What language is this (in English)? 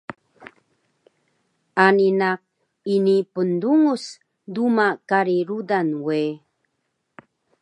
Taroko